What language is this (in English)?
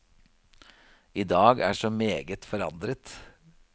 Norwegian